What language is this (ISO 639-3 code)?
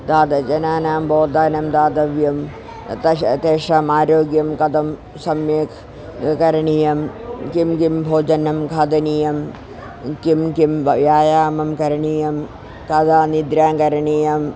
san